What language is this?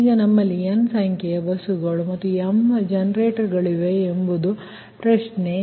Kannada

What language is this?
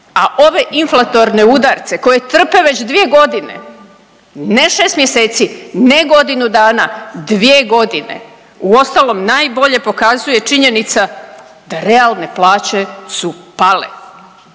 Croatian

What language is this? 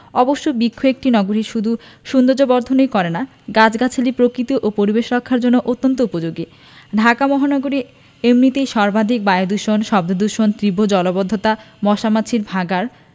Bangla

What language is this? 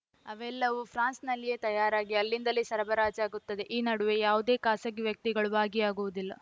Kannada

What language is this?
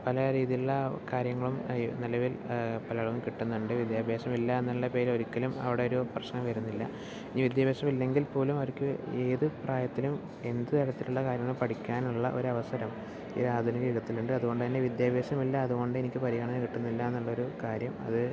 Malayalam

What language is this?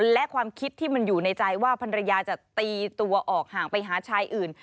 Thai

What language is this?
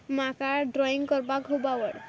Konkani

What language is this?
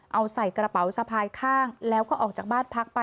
Thai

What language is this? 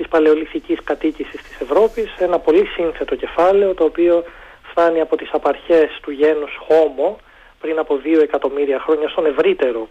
Greek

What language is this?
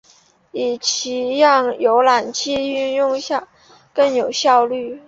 Chinese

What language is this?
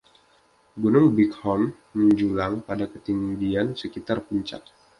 Indonesian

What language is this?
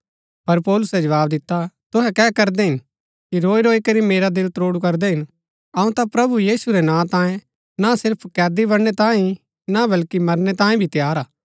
Gaddi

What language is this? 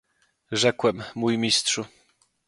Polish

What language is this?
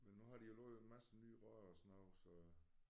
Danish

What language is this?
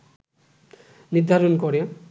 Bangla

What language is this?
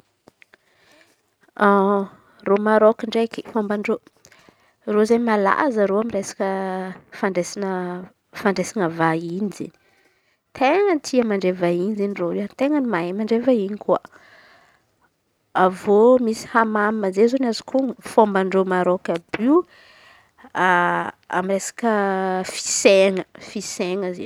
Antankarana Malagasy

